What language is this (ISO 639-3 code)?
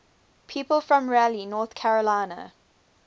eng